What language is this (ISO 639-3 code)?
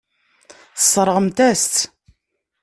kab